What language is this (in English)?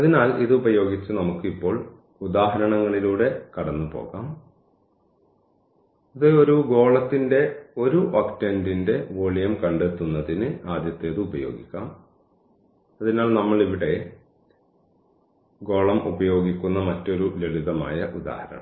Malayalam